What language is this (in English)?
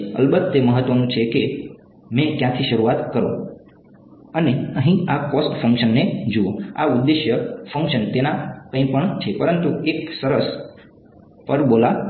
Gujarati